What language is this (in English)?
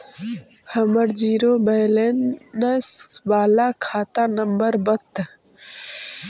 Magahi